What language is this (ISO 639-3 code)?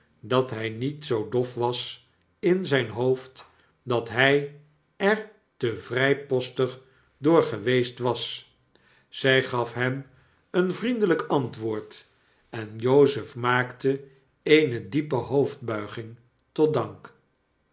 nld